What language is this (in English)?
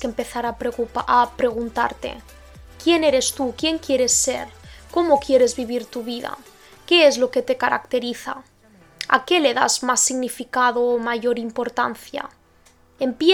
Spanish